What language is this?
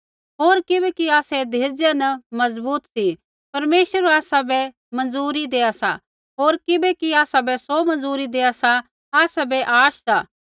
Kullu Pahari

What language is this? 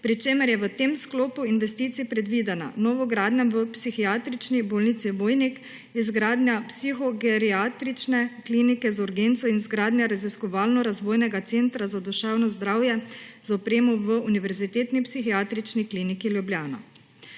Slovenian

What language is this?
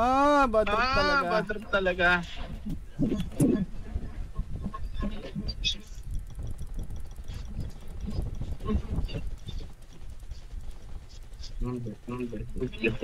Filipino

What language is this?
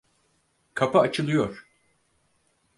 Turkish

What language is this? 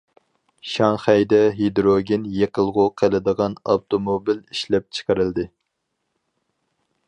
Uyghur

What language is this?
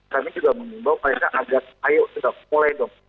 Indonesian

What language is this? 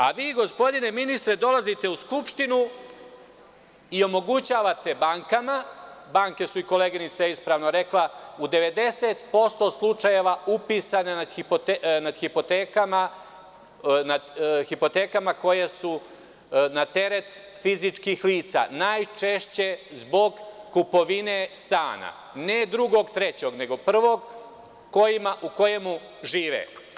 Serbian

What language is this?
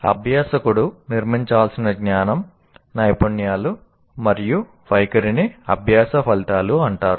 Telugu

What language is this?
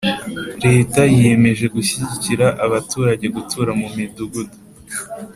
Kinyarwanda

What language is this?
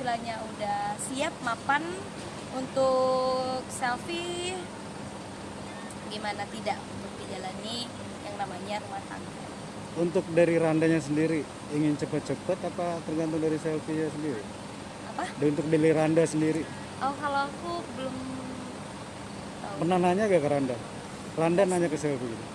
Indonesian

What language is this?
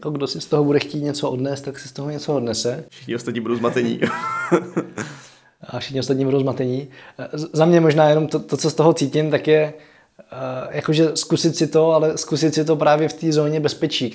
Czech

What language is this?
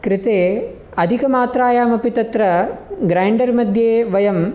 Sanskrit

